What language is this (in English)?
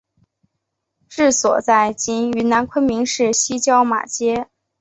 Chinese